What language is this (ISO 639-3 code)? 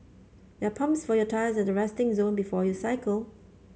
eng